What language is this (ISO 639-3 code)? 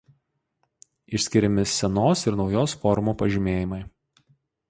lit